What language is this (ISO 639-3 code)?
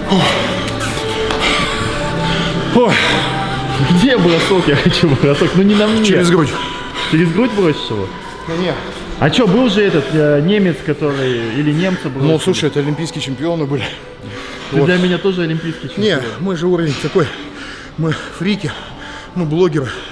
rus